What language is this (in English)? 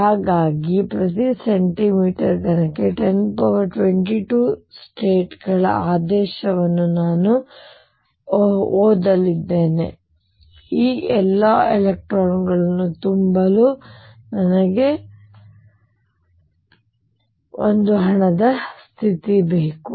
Kannada